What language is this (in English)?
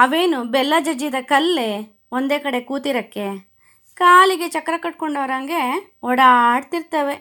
Kannada